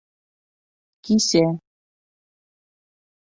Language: Bashkir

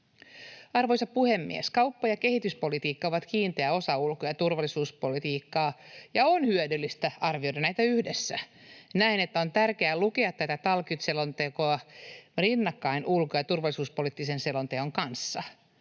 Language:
Finnish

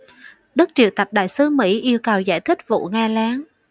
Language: Vietnamese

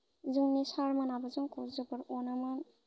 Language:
Bodo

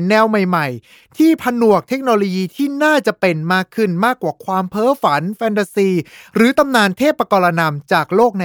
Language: Thai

